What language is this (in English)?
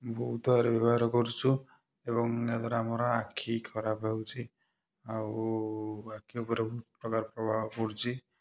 Odia